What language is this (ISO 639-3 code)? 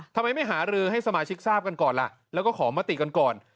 tha